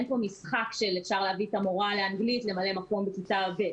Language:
Hebrew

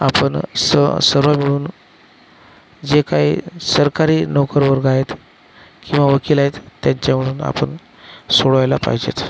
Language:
Marathi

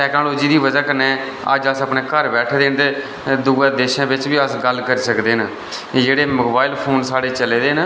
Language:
Dogri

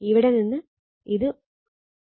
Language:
Malayalam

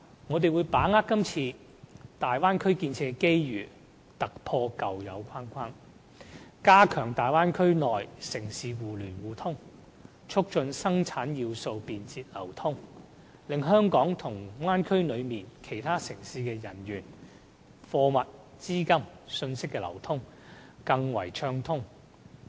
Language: Cantonese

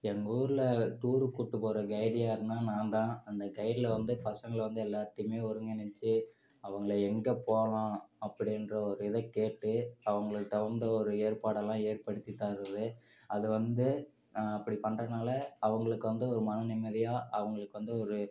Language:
Tamil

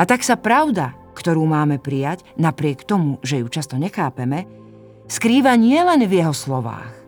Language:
Slovak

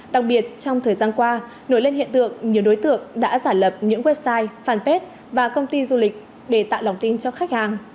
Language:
Vietnamese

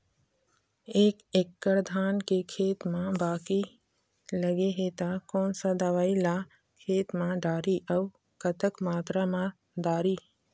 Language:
Chhattisgarhi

